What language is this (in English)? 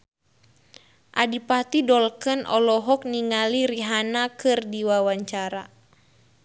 Sundanese